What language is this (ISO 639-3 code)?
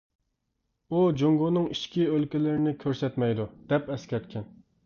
uig